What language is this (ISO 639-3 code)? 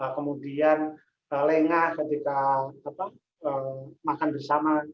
ind